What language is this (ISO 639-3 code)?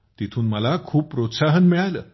mar